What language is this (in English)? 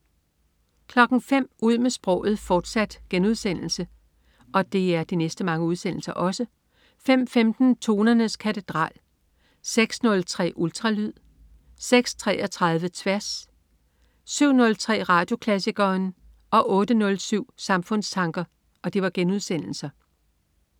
Danish